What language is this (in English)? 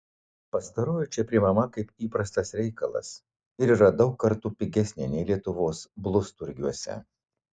Lithuanian